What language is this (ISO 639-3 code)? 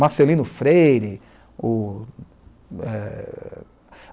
por